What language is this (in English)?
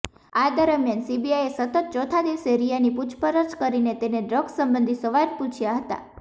Gujarati